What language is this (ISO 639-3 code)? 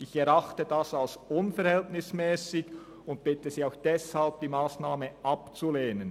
gsw